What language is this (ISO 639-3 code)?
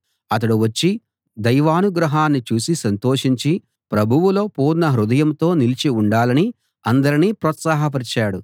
tel